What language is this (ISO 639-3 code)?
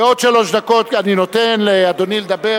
heb